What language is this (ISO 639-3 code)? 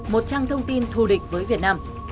vie